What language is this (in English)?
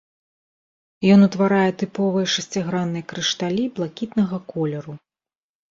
Belarusian